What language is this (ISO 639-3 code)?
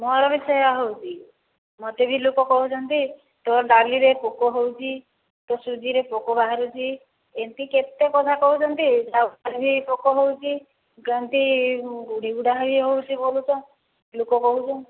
ori